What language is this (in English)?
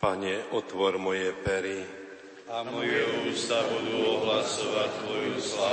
Slovak